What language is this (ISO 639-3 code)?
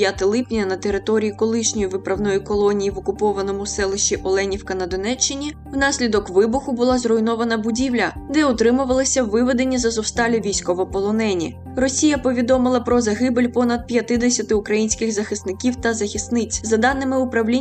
ukr